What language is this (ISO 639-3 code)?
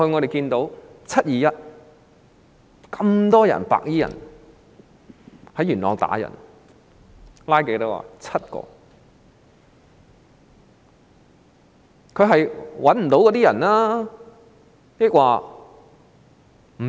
yue